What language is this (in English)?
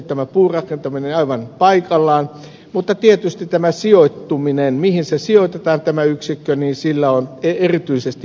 Finnish